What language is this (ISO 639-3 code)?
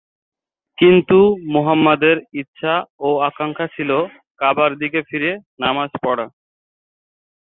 ben